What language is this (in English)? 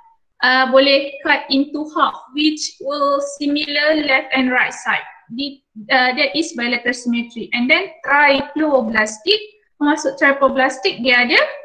Malay